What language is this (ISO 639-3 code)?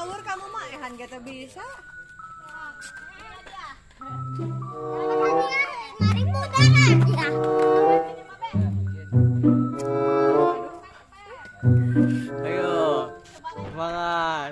ind